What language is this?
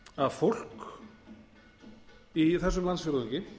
Icelandic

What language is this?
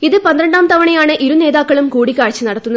Malayalam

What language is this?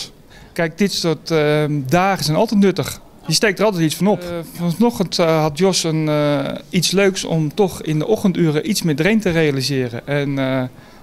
Dutch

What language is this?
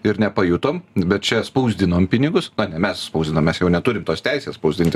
Lithuanian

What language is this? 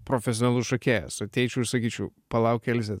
Lithuanian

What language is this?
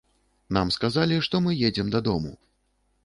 Belarusian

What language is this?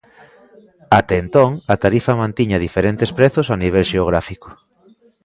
Galician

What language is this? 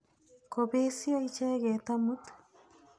Kalenjin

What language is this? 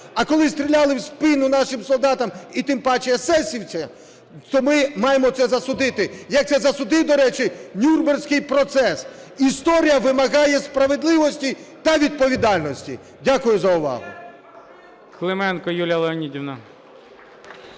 Ukrainian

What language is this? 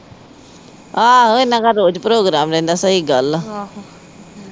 Punjabi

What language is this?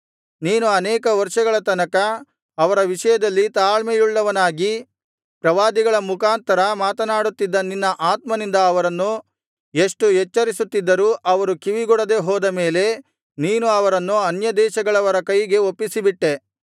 Kannada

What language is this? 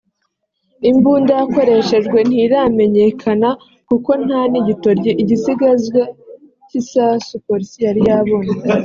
Kinyarwanda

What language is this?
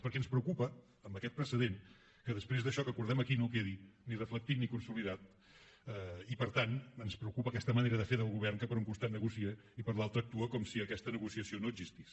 Catalan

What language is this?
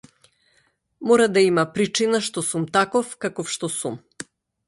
Macedonian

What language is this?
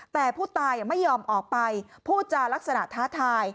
Thai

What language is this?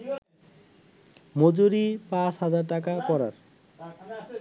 Bangla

